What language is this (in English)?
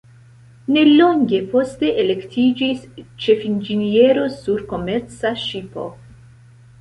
Esperanto